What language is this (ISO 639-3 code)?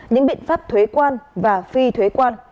vie